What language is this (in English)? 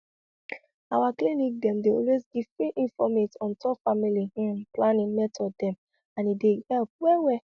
Nigerian Pidgin